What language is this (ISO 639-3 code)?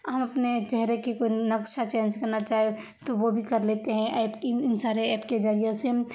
urd